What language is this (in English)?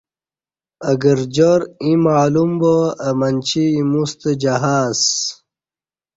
Kati